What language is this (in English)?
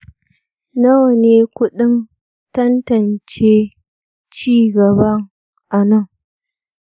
Hausa